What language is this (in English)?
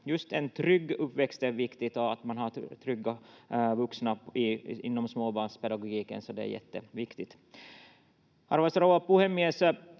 Finnish